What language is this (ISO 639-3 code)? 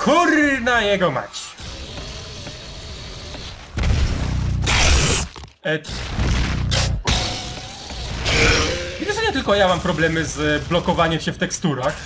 pol